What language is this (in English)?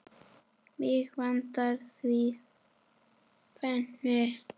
Icelandic